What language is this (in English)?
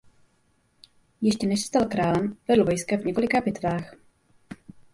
Czech